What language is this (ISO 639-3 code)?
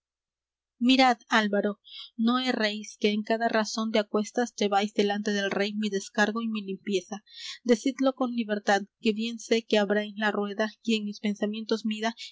spa